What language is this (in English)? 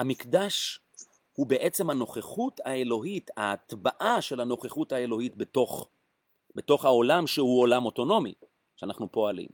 Hebrew